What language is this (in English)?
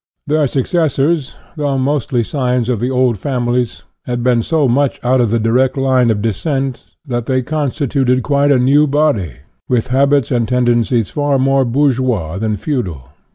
English